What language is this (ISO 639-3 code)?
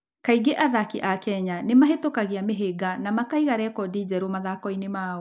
kik